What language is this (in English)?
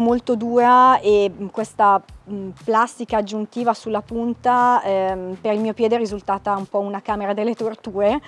Italian